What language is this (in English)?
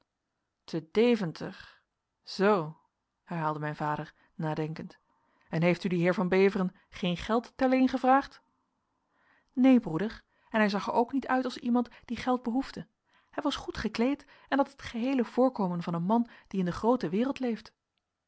Dutch